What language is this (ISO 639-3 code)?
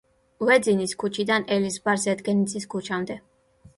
kat